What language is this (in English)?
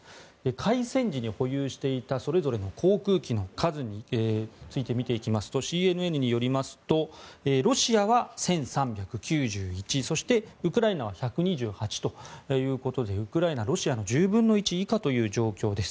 Japanese